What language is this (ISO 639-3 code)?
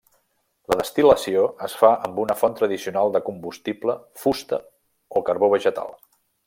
cat